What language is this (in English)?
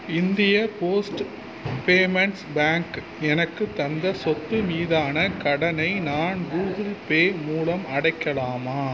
Tamil